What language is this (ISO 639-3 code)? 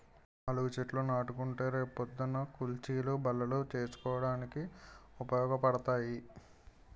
tel